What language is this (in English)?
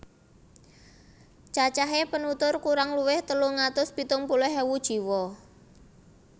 Javanese